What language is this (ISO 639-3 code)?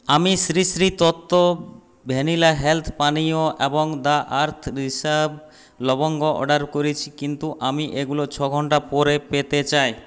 ben